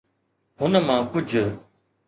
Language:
Sindhi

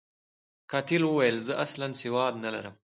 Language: Pashto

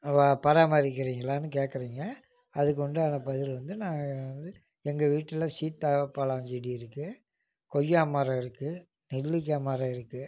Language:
Tamil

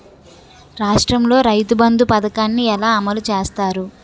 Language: Telugu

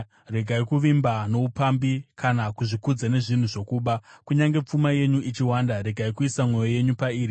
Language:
Shona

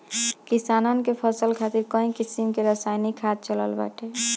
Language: Bhojpuri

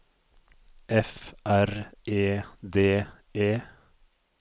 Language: Norwegian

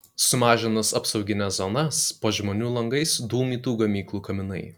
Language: Lithuanian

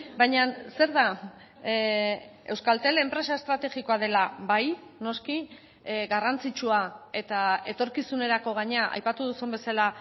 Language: Basque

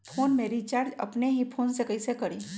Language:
Magahi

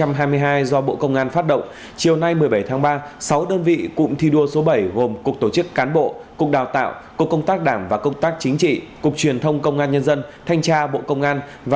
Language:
Vietnamese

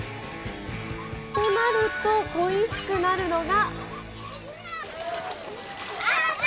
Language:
Japanese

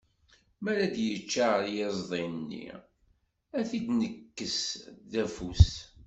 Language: Kabyle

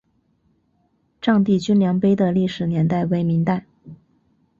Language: Chinese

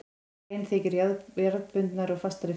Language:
Icelandic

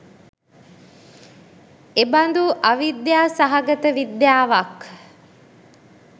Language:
Sinhala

